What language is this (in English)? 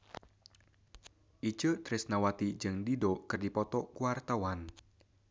Sundanese